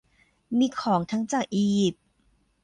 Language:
Thai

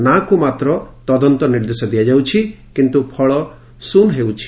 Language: Odia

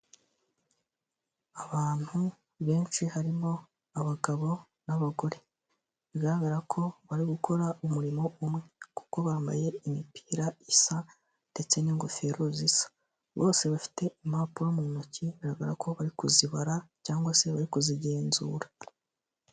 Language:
Kinyarwanda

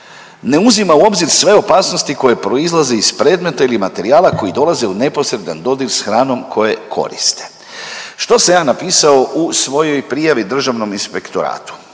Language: Croatian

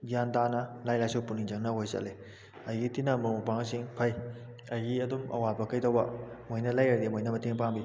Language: Manipuri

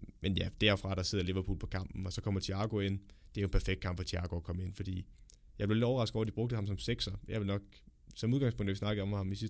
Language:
Danish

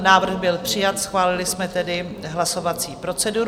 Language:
Czech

